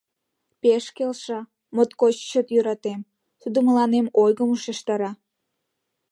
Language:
Mari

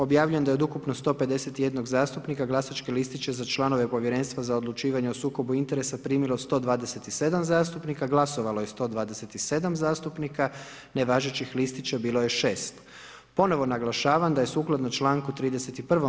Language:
Croatian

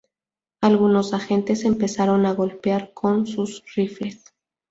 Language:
Spanish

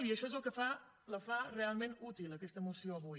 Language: Catalan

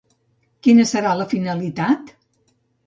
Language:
Catalan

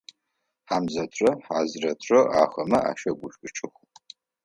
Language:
Adyghe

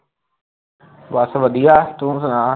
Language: Punjabi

